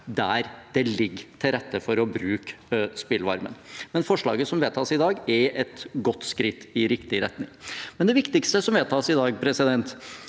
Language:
Norwegian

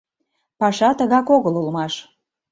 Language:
Mari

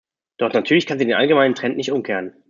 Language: German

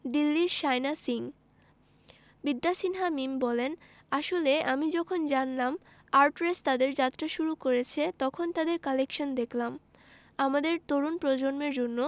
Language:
Bangla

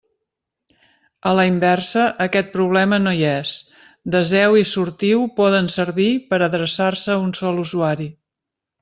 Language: Catalan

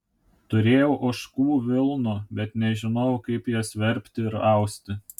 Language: Lithuanian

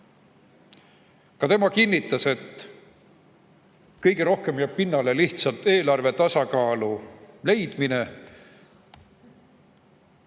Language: Estonian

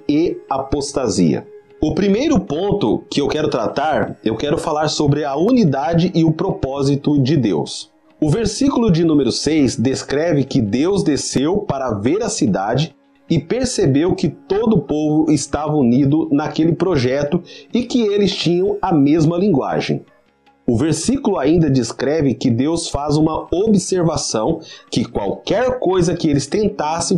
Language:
Portuguese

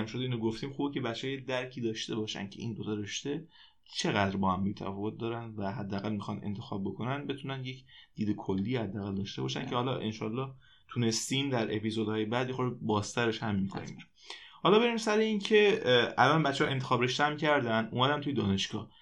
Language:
Persian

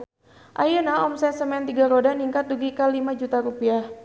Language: Sundanese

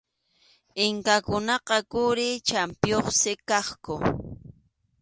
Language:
Arequipa-La Unión Quechua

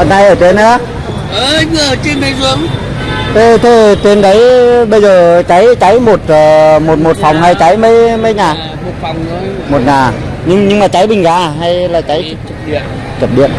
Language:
Vietnamese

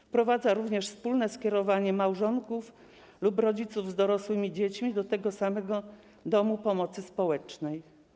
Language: Polish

